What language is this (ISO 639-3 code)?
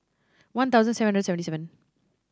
eng